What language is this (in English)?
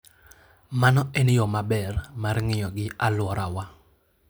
Luo (Kenya and Tanzania)